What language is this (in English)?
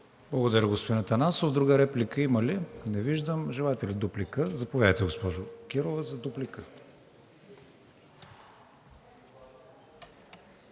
Bulgarian